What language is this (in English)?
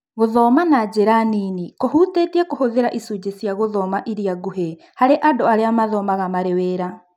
Kikuyu